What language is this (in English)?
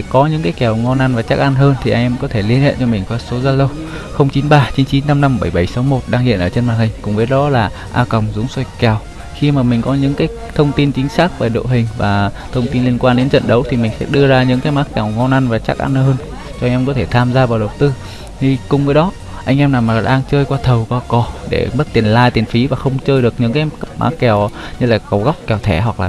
Vietnamese